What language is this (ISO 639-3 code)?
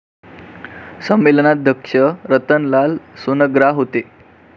mar